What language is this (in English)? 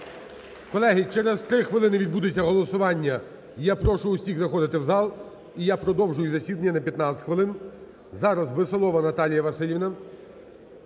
Ukrainian